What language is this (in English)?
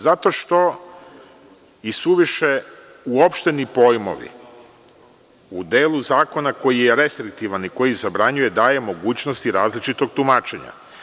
Serbian